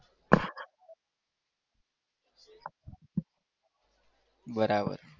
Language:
Gujarati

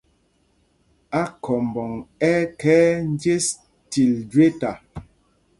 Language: Mpumpong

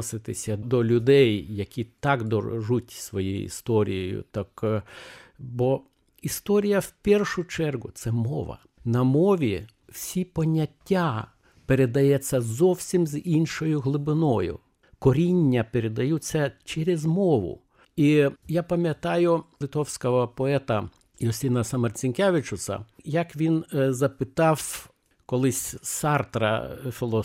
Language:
Ukrainian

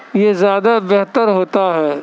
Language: Urdu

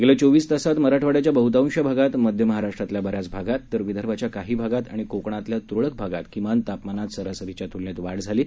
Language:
Marathi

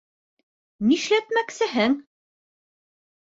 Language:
Bashkir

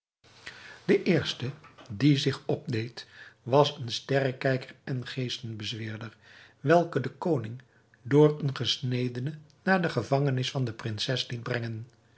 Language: Dutch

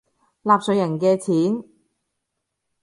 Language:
Cantonese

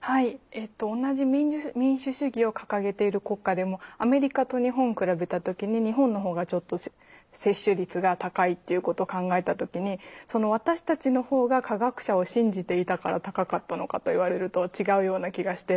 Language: Japanese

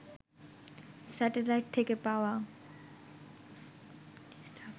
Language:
Bangla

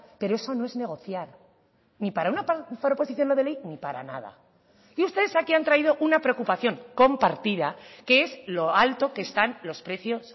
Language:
Spanish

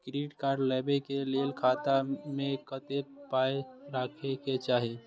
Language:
Maithili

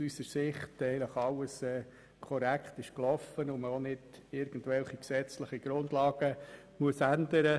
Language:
Swiss German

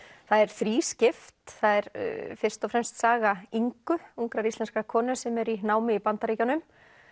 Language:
Icelandic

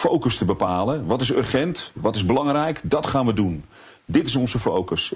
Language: Dutch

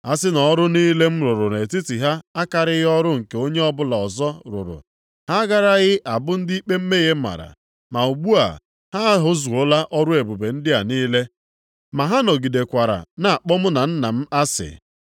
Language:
Igbo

